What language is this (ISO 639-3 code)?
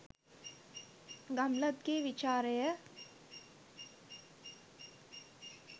sin